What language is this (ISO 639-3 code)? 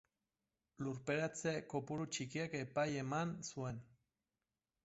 eus